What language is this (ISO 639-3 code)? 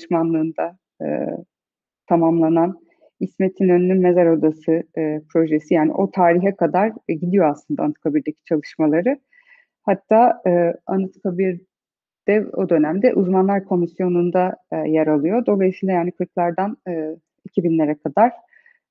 tur